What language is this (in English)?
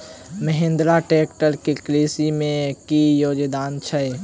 Maithili